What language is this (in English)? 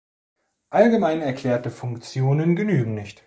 German